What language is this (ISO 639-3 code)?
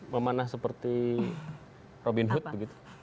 ind